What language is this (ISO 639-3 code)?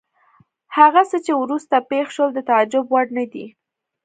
pus